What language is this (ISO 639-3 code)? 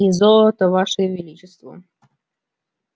rus